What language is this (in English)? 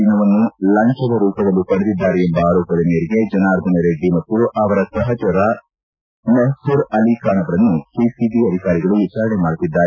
Kannada